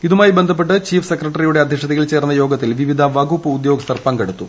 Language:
Malayalam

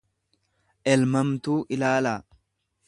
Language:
Oromo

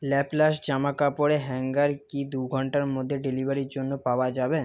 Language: Bangla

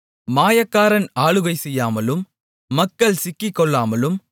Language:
Tamil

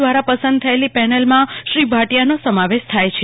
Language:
Gujarati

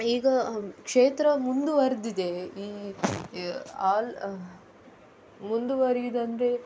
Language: Kannada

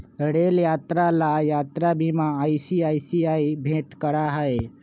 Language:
Magahi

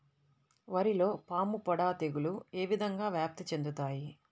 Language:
Telugu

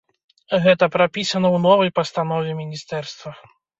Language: Belarusian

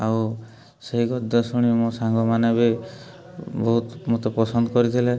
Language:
Odia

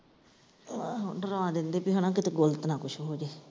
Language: Punjabi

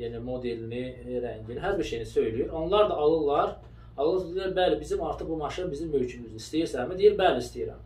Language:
Turkish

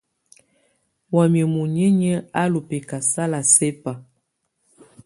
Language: Tunen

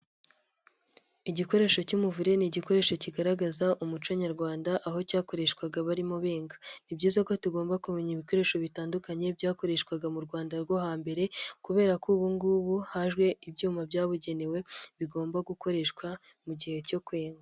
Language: Kinyarwanda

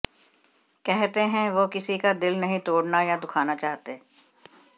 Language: Hindi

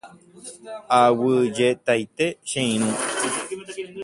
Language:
Guarani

